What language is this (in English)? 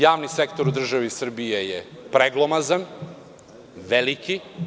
Serbian